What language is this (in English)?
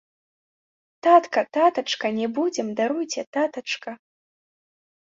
Belarusian